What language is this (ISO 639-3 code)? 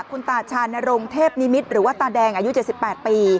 tha